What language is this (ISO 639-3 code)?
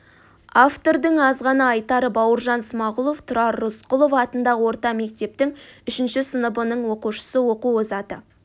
kaz